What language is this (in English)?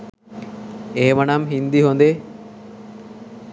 Sinhala